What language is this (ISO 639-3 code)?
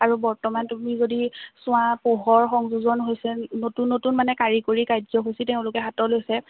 asm